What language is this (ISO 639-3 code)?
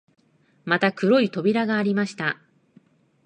jpn